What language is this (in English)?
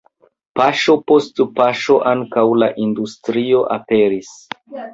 Esperanto